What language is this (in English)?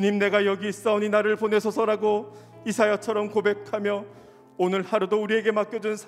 Korean